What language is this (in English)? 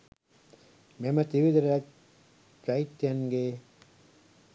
Sinhala